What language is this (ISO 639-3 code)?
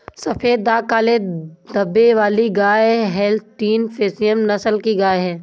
hin